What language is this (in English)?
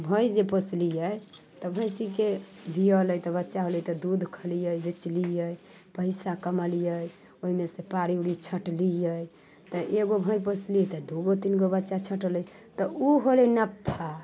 Maithili